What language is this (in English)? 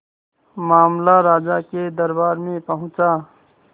Hindi